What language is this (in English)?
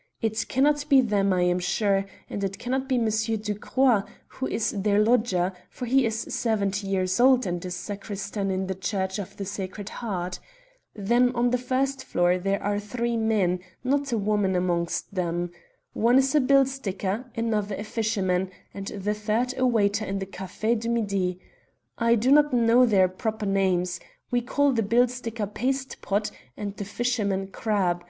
English